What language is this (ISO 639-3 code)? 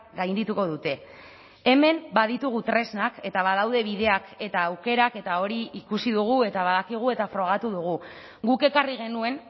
eus